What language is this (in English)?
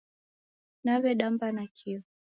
Taita